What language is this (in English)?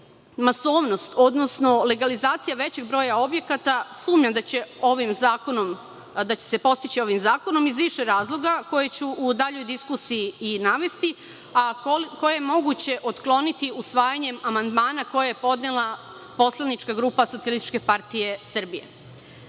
Serbian